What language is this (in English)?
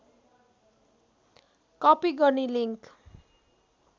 Nepali